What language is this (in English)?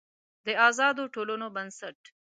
Pashto